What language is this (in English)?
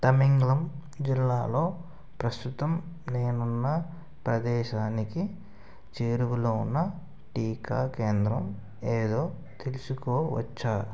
Telugu